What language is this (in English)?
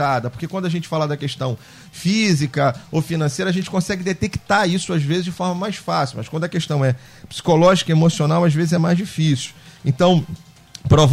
Portuguese